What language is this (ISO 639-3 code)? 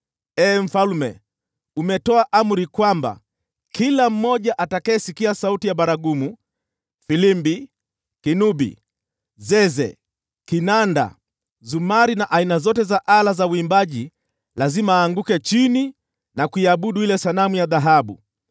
swa